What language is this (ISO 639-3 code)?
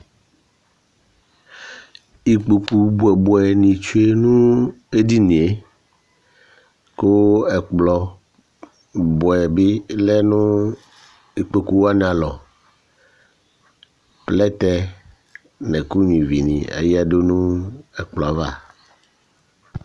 kpo